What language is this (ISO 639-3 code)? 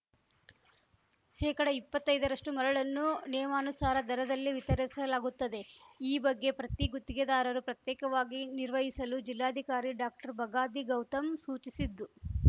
kan